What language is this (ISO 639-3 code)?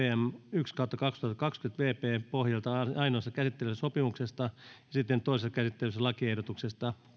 fin